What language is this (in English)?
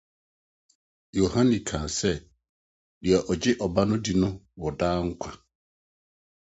Akan